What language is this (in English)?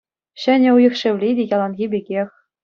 Chuvash